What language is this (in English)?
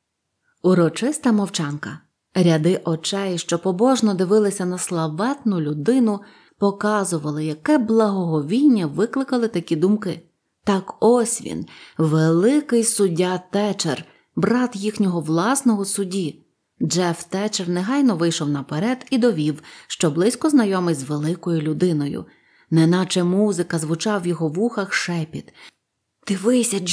Ukrainian